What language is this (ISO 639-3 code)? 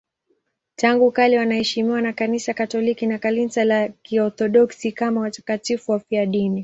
swa